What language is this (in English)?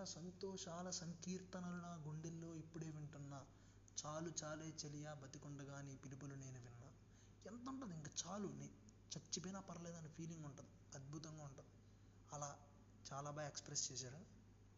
Telugu